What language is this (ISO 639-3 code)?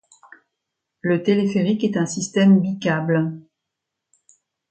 fra